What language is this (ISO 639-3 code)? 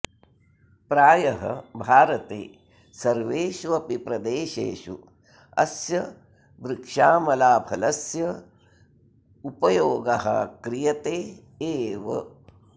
san